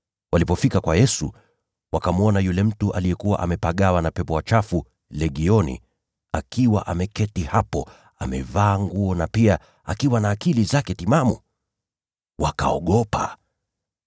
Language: Swahili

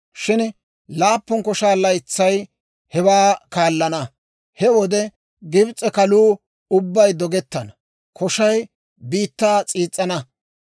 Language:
Dawro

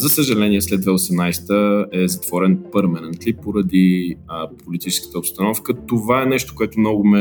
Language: Bulgarian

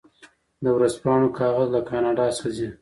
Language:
Pashto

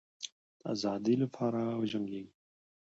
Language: Pashto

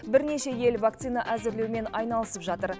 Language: Kazakh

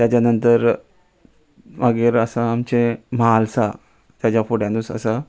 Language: Konkani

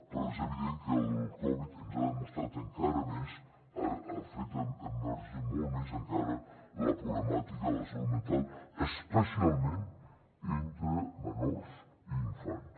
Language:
Catalan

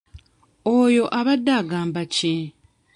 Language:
Ganda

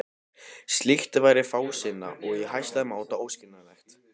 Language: Icelandic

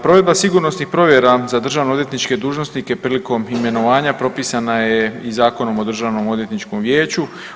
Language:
Croatian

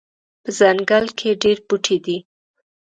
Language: Pashto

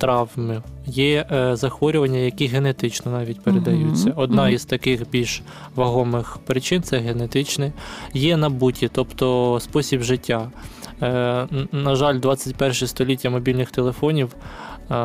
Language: Ukrainian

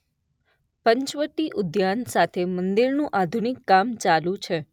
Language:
Gujarati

